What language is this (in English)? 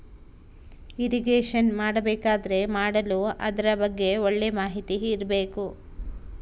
Kannada